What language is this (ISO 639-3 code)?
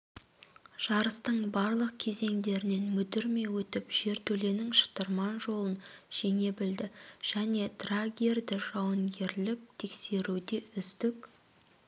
kaz